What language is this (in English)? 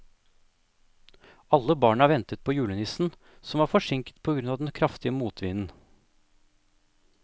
Norwegian